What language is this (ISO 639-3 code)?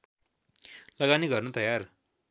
nep